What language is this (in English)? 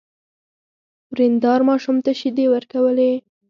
Pashto